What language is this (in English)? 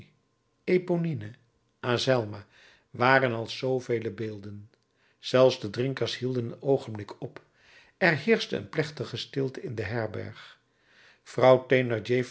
Dutch